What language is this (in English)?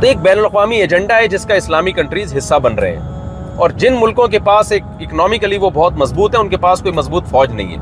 Urdu